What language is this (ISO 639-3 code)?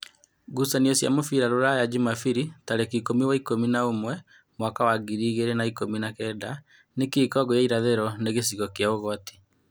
kik